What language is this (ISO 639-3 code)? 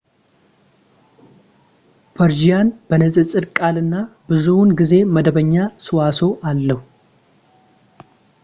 amh